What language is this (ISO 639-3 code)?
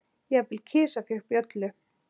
isl